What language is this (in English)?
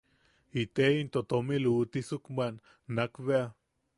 Yaqui